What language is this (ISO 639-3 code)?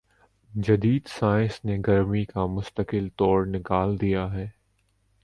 urd